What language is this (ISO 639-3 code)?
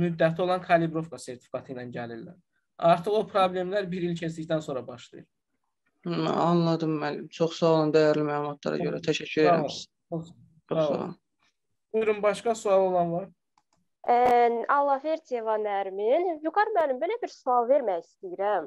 tur